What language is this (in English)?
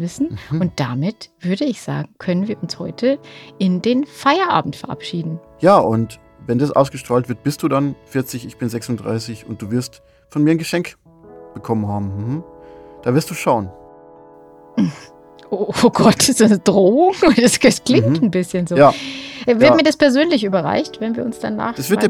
German